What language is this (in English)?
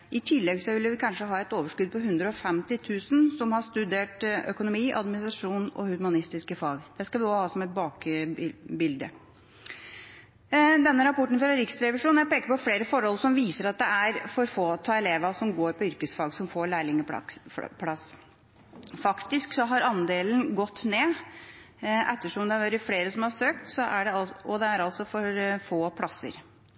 Norwegian Bokmål